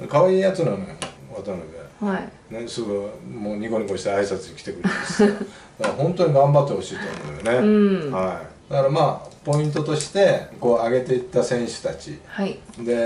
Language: Japanese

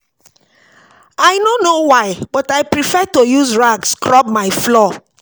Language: Nigerian Pidgin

